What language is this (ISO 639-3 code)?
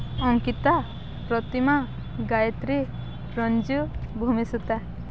ori